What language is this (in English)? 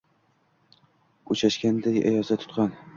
Uzbek